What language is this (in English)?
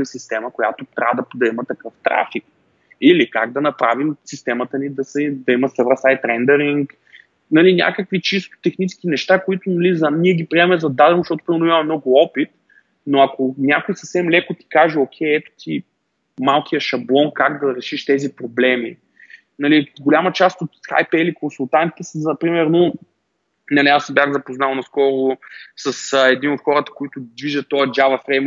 Bulgarian